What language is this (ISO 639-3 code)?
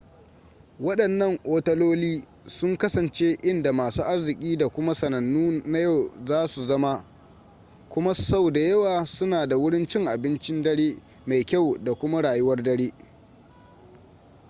hau